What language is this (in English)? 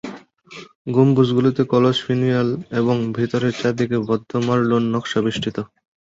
Bangla